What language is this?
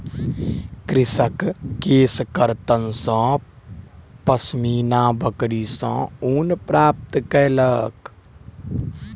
Maithili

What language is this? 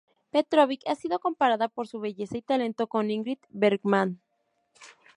Spanish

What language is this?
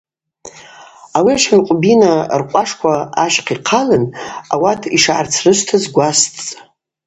Abaza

